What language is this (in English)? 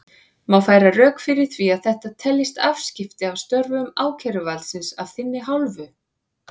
Icelandic